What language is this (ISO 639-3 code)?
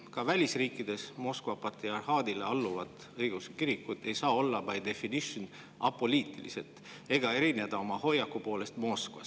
est